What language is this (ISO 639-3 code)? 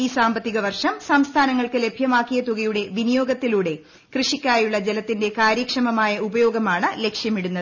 mal